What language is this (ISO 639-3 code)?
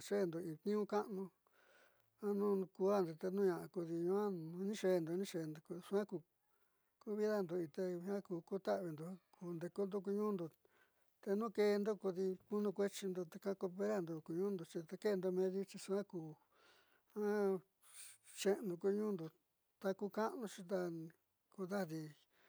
mxy